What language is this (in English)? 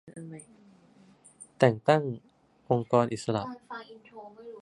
Thai